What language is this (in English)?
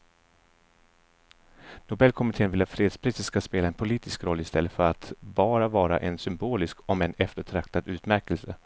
Swedish